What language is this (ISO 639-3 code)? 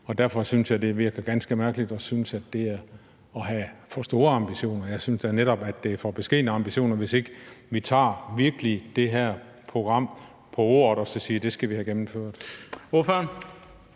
dan